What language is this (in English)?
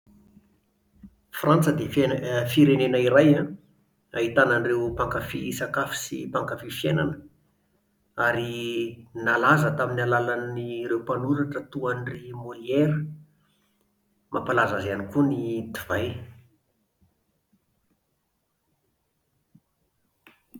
Malagasy